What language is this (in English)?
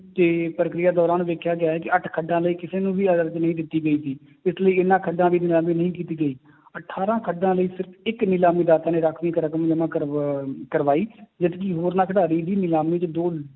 Punjabi